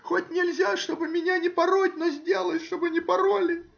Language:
Russian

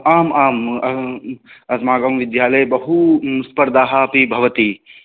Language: Sanskrit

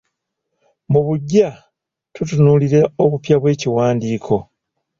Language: Ganda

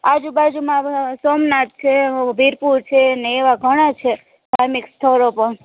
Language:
Gujarati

